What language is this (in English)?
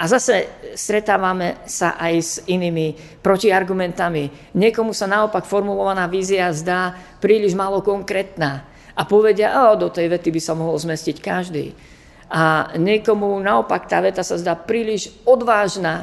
Slovak